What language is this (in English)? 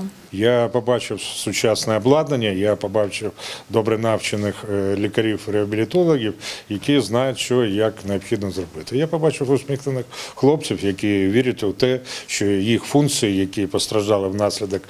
Ukrainian